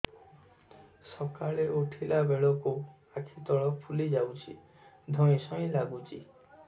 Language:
Odia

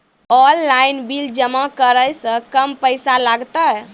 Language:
Maithili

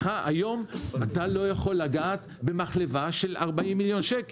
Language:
Hebrew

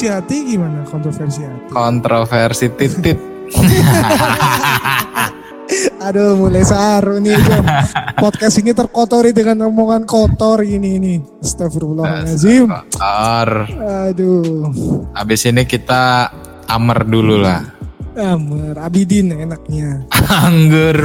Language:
Indonesian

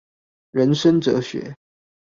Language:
Chinese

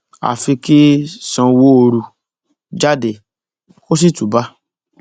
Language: Yoruba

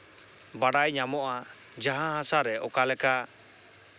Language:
Santali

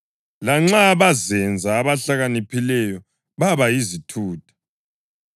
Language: North Ndebele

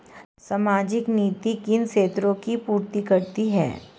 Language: Hindi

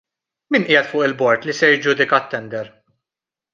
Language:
Maltese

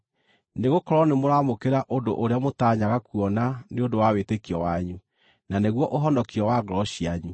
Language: Kikuyu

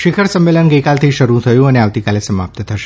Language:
Gujarati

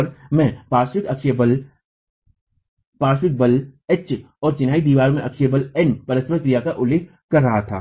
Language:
Hindi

